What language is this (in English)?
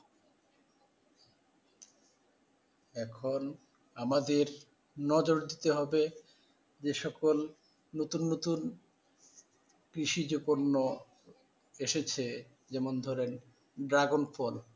Bangla